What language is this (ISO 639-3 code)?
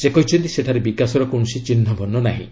ori